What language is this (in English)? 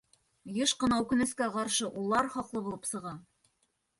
Bashkir